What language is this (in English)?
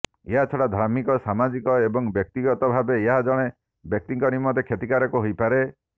Odia